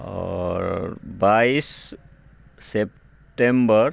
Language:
Maithili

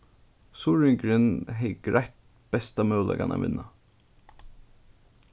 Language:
Faroese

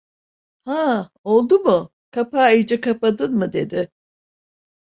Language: Turkish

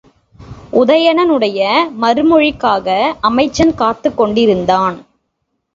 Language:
Tamil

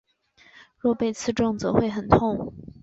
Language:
Chinese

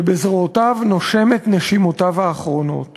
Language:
Hebrew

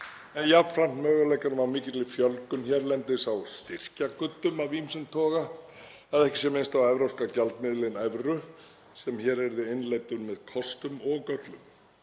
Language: Icelandic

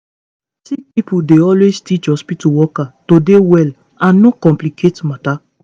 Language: Nigerian Pidgin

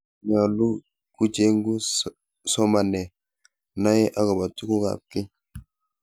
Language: Kalenjin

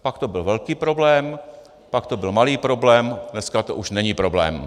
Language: Czech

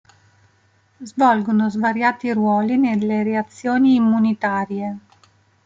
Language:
Italian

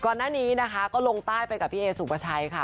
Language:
Thai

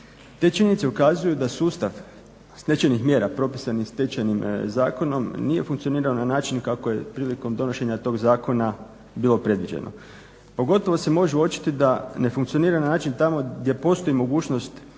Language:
Croatian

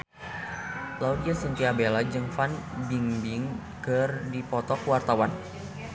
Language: Sundanese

